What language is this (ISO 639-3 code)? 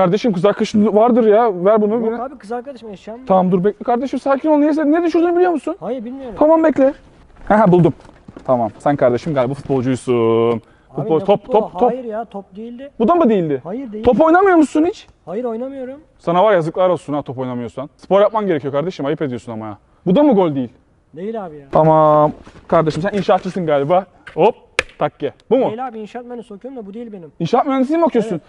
tur